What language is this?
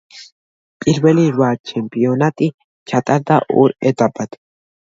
Georgian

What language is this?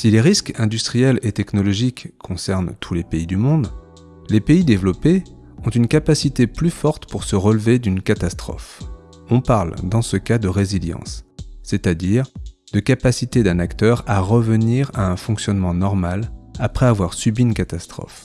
French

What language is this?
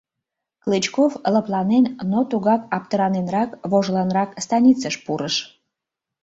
Mari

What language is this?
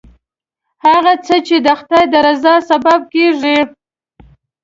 Pashto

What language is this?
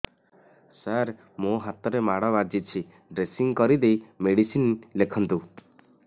Odia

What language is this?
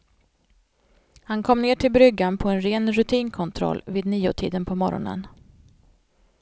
Swedish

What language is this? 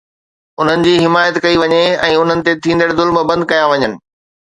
Sindhi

